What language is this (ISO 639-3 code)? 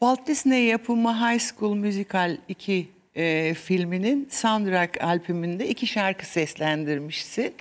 tur